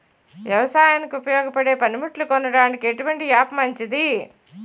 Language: Telugu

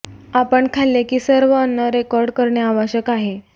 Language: Marathi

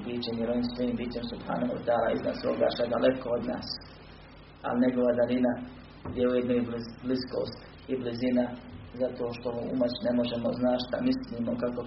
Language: Croatian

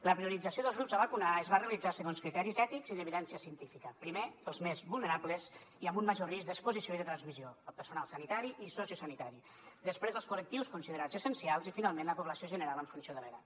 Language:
Catalan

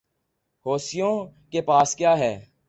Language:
Urdu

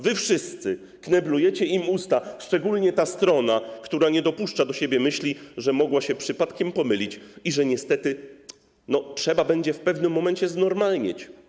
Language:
Polish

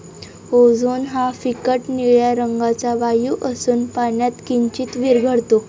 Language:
Marathi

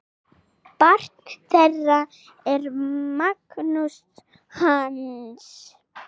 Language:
Icelandic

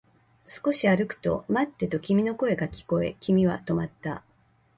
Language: Japanese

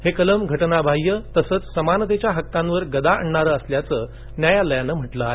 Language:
Marathi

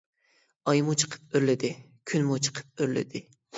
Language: Uyghur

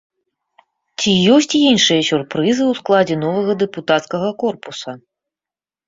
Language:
Belarusian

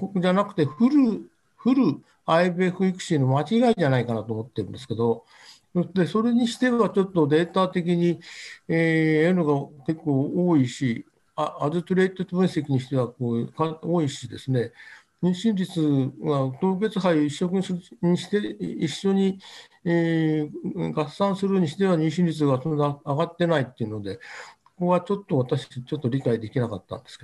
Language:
Japanese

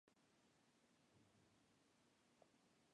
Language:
French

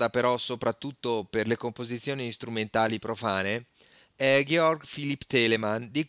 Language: Italian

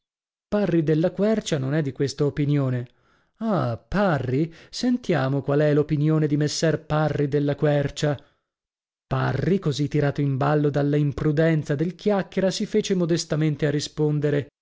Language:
Italian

